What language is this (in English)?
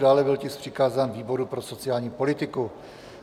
Czech